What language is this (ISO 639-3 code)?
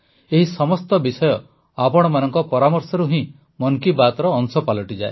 ori